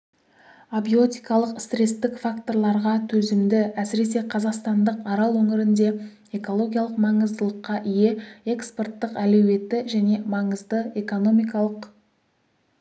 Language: Kazakh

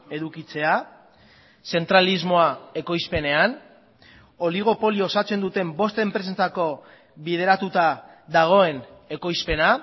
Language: Basque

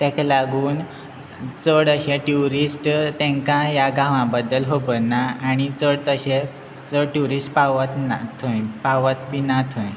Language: Konkani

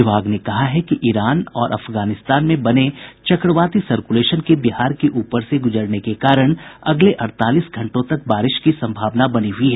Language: Hindi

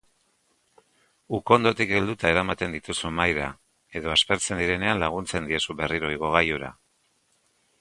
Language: Basque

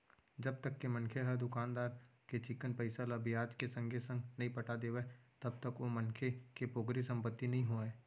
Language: Chhattisgarhi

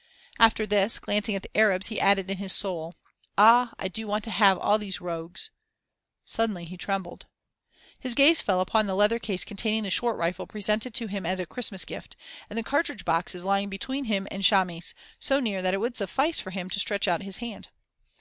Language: English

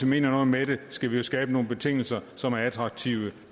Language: Danish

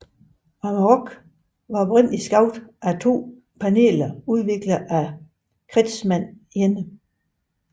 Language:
Danish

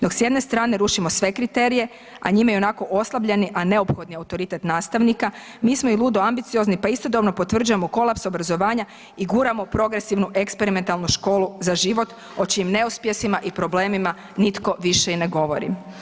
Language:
Croatian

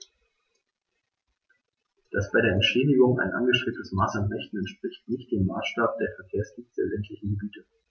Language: German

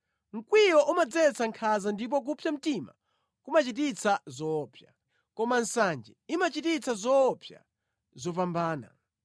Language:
Nyanja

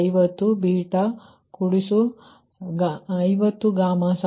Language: Kannada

